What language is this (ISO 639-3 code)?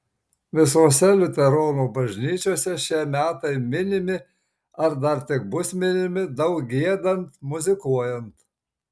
lit